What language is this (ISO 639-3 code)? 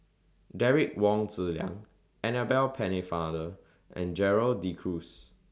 eng